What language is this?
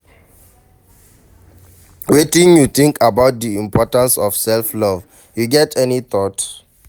Nigerian Pidgin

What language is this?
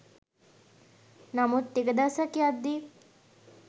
Sinhala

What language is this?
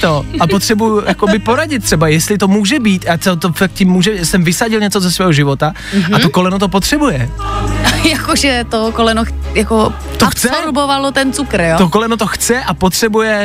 Czech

